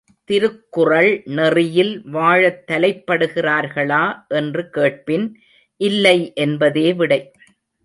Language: Tamil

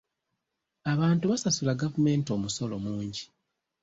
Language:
Ganda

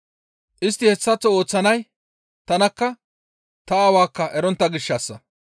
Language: Gamo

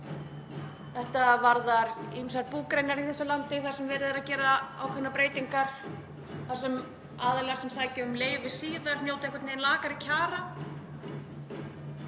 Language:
Icelandic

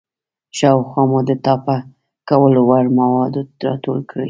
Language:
Pashto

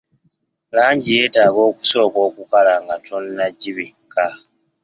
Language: Ganda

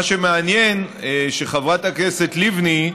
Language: Hebrew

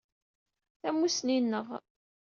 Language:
Kabyle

